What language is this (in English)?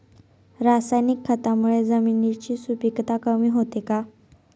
Marathi